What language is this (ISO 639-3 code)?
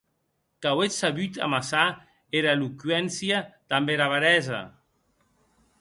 oci